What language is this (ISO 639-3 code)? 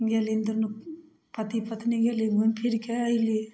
mai